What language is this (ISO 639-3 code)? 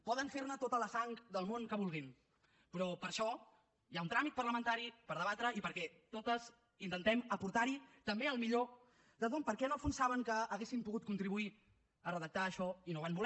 cat